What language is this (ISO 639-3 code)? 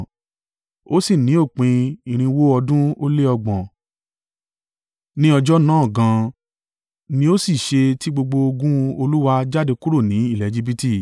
yor